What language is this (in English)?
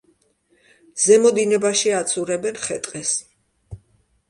Georgian